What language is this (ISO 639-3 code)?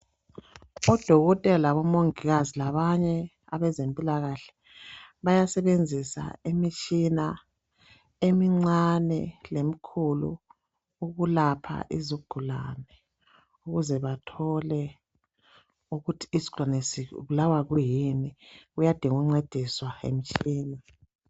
nde